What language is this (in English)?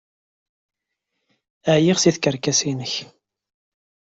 Kabyle